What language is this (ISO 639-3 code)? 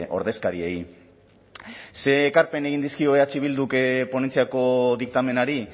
eus